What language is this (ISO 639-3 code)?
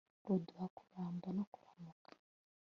kin